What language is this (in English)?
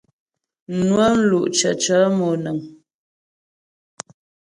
Ghomala